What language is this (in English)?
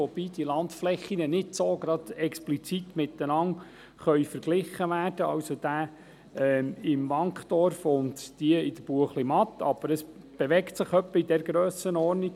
Swiss German